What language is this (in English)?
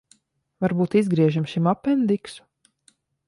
Latvian